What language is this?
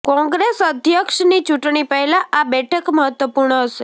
Gujarati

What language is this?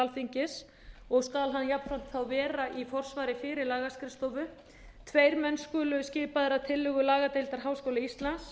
Icelandic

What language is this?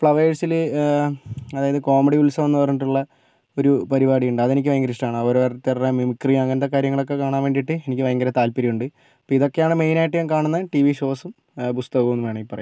Malayalam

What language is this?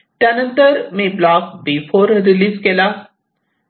Marathi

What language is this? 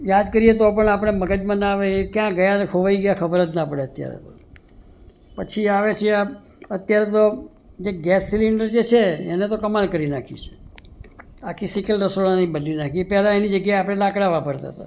Gujarati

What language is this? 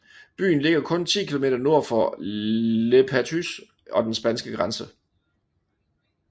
Danish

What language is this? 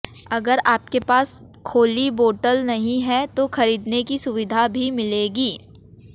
Hindi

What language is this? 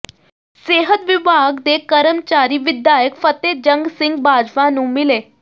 Punjabi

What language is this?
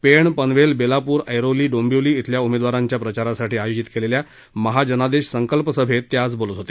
Marathi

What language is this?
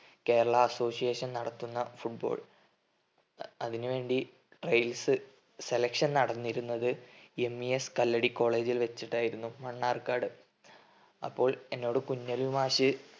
Malayalam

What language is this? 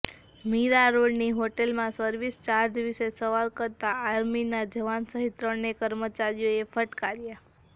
Gujarati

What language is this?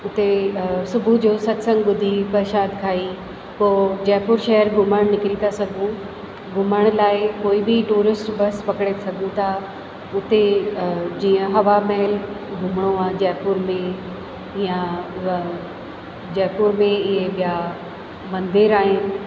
Sindhi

